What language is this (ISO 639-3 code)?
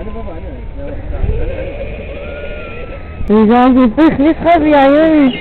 ara